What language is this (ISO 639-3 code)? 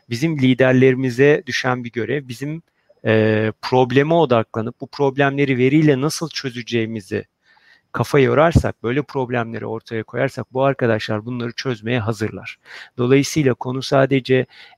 tur